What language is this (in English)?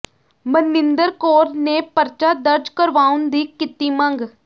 Punjabi